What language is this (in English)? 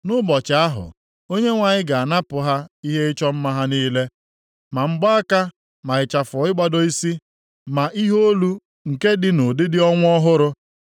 Igbo